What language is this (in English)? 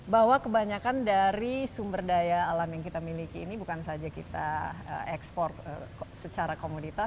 Indonesian